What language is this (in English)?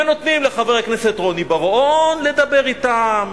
Hebrew